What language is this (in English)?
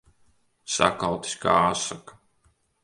Latvian